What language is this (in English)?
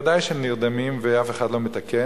Hebrew